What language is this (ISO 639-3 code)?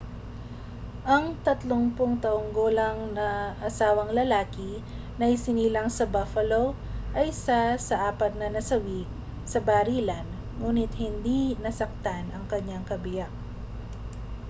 fil